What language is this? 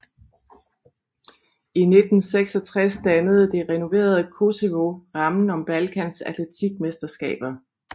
Danish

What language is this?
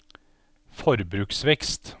Norwegian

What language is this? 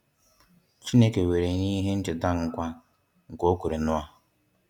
Igbo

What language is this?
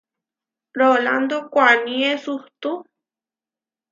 Huarijio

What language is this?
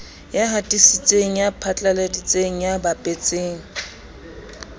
Southern Sotho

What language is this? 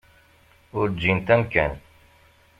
Kabyle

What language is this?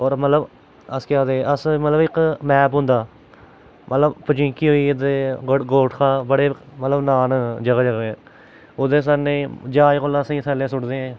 Dogri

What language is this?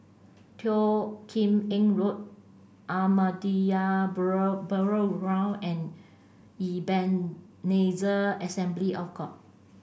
English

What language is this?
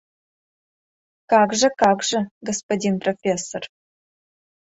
Mari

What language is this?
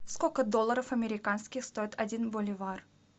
Russian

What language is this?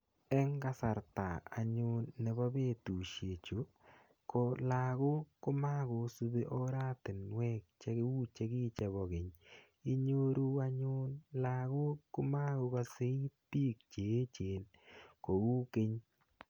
Kalenjin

